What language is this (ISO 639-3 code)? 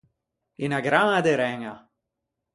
lij